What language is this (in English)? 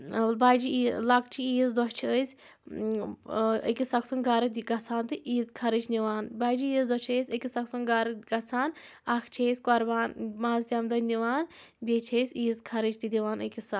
Kashmiri